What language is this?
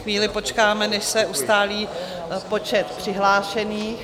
Czech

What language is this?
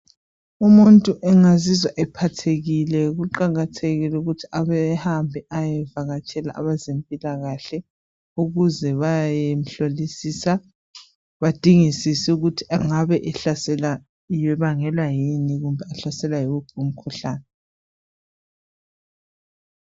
North Ndebele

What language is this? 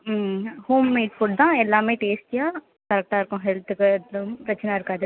Tamil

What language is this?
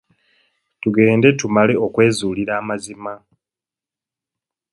Ganda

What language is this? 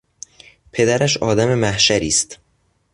Persian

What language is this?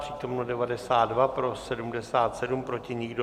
Czech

